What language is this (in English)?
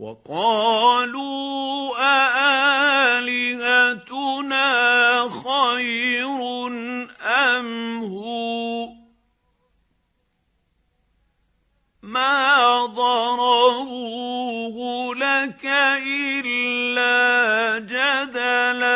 Arabic